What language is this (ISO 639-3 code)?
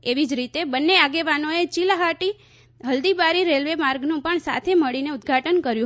guj